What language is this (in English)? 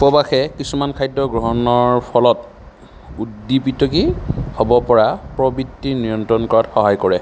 Assamese